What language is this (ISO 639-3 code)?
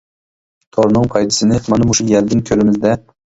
uig